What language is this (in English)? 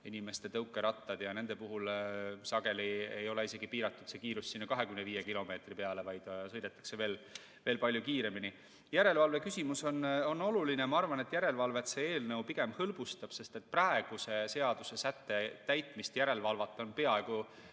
Estonian